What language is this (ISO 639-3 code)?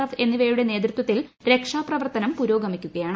mal